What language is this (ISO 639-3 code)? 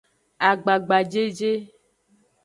ajg